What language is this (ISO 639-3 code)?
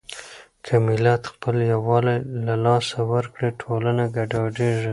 pus